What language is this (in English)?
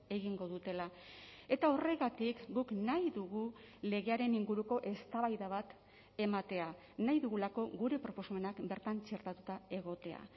Basque